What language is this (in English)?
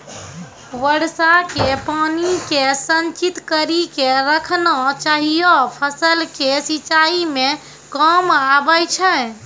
Maithili